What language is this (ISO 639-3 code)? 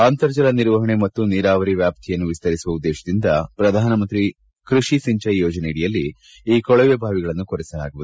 kan